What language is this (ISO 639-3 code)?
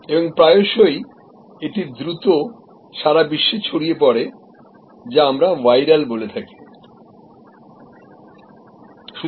ben